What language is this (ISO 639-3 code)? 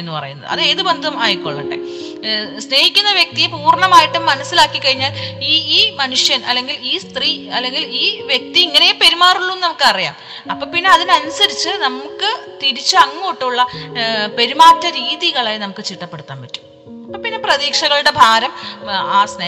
mal